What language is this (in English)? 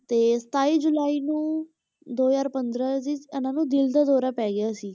Punjabi